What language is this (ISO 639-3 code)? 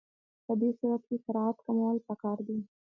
pus